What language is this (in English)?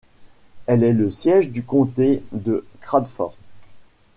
French